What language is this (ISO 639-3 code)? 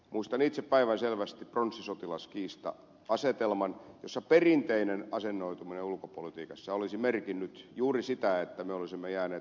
fin